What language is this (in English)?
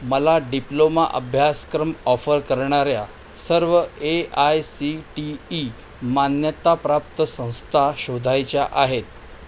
Marathi